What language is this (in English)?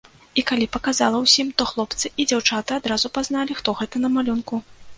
Belarusian